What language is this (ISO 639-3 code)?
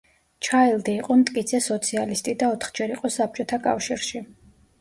kat